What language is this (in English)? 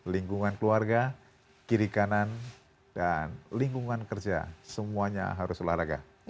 Indonesian